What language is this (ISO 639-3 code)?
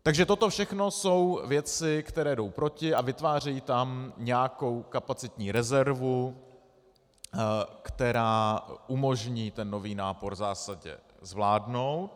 ces